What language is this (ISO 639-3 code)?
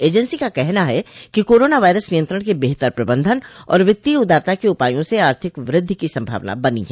hin